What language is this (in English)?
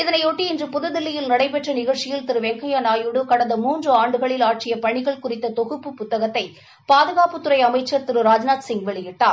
Tamil